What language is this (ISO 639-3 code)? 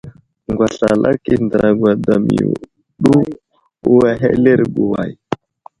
udl